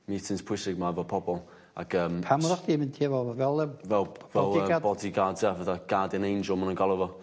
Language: Welsh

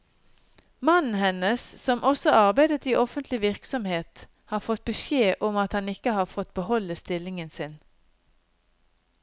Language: Norwegian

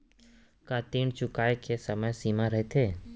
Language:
Chhattisgarhi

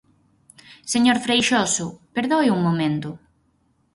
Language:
Galician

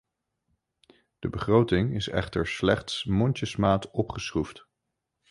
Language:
Dutch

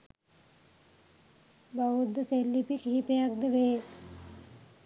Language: Sinhala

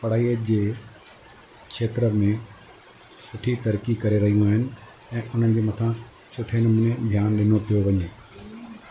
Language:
Sindhi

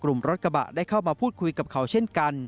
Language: Thai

